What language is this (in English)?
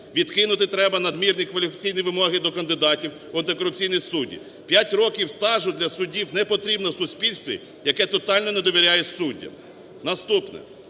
Ukrainian